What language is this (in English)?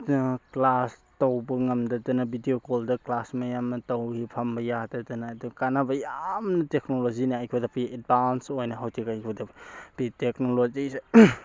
Manipuri